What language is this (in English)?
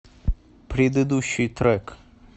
Russian